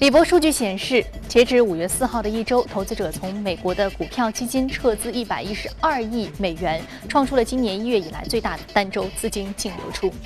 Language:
Chinese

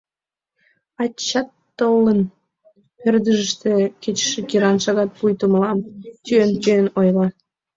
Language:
Mari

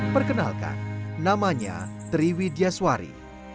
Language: Indonesian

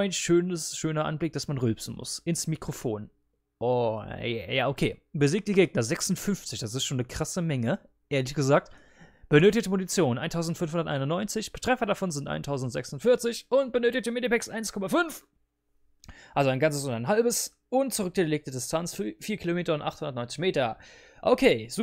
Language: German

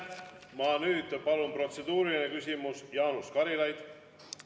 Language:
Estonian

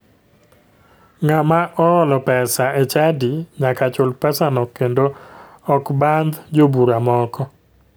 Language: Luo (Kenya and Tanzania)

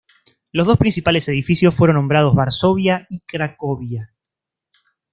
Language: Spanish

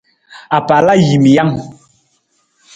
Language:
Nawdm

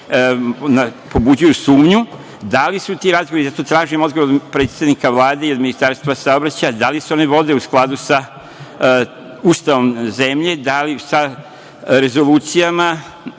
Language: Serbian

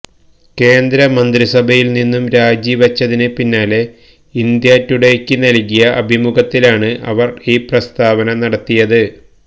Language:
Malayalam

